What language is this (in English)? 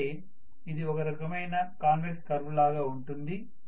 Telugu